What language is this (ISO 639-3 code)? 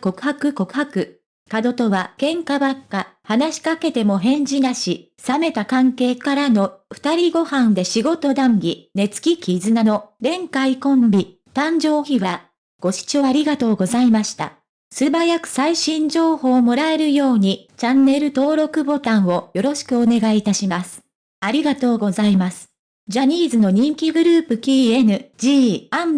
jpn